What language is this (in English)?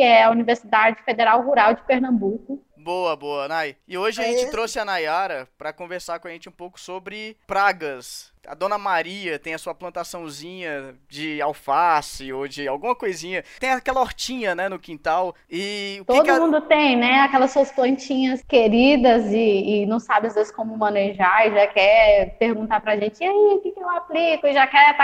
Portuguese